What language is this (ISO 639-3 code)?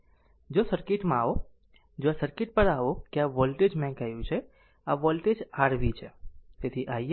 guj